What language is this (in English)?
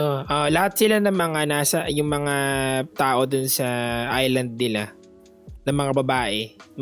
Filipino